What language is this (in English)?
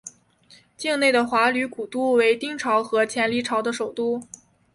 Chinese